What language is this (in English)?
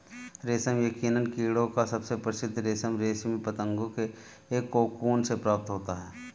Hindi